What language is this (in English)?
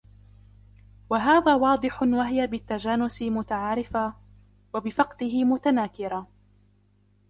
Arabic